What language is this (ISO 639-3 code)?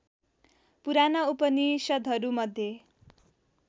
nep